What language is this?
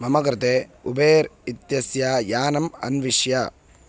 Sanskrit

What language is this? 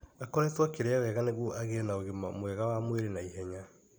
Kikuyu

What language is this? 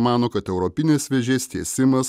Lithuanian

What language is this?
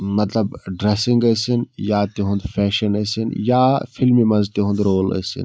Kashmiri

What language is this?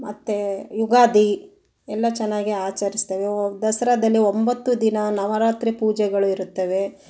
Kannada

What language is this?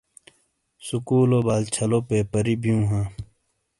Shina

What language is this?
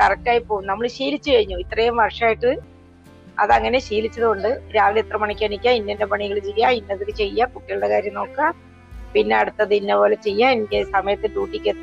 Malayalam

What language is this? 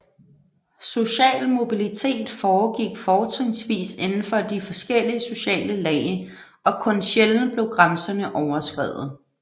Danish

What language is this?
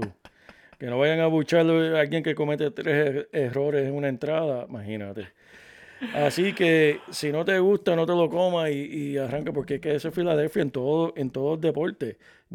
Spanish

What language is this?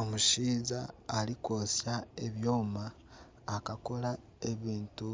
Nyankole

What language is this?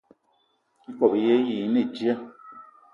Eton (Cameroon)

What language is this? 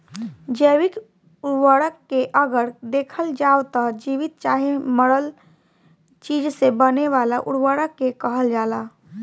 Bhojpuri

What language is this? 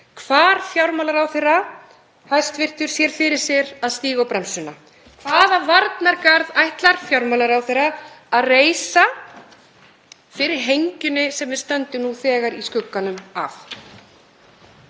Icelandic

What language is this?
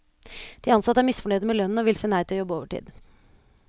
Norwegian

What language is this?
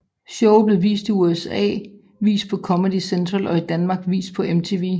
Danish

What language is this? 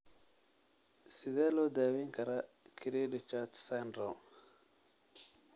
Somali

